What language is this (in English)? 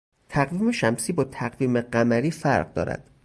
Persian